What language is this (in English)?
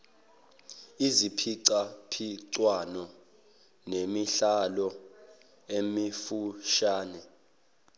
Zulu